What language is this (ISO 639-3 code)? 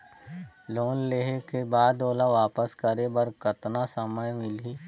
hne